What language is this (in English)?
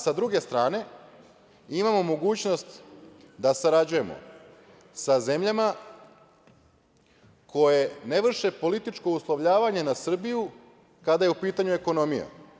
Serbian